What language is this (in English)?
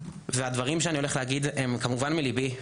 Hebrew